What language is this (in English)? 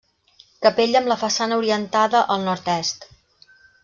Catalan